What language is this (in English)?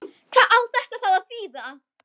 Icelandic